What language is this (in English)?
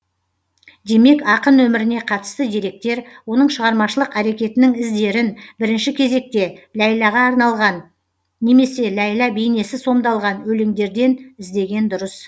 Kazakh